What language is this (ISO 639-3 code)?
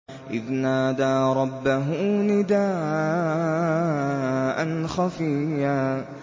ara